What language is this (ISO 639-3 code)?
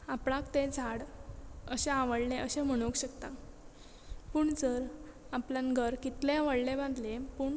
kok